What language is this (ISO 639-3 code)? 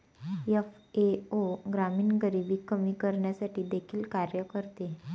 mar